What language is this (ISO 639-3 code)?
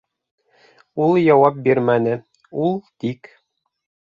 bak